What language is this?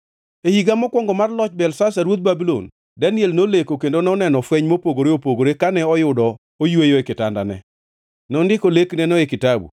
Luo (Kenya and Tanzania)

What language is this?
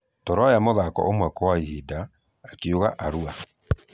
Kikuyu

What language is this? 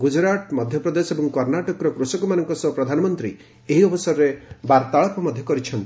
Odia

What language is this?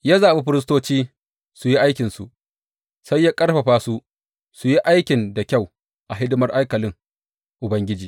Hausa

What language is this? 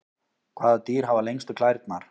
Icelandic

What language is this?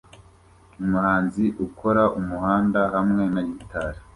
Kinyarwanda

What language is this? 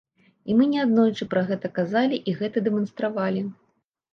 Belarusian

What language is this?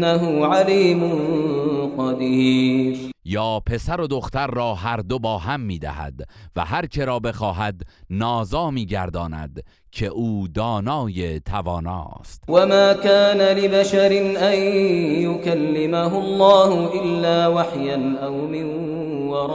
Persian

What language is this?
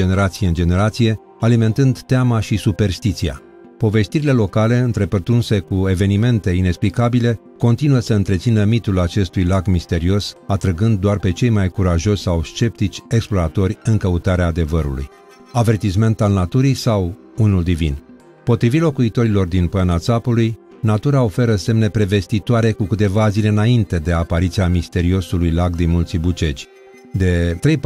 Romanian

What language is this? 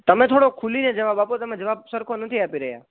Gujarati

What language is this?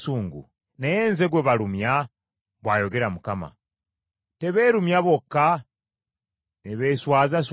Ganda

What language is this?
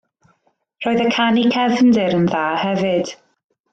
Welsh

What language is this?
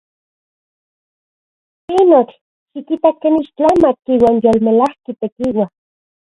Central Puebla Nahuatl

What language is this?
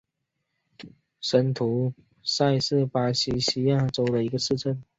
Chinese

